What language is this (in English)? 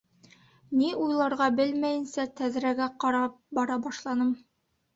Bashkir